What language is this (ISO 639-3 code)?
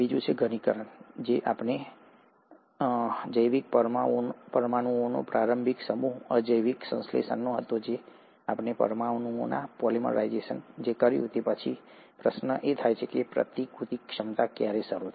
guj